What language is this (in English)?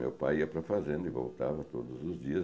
Portuguese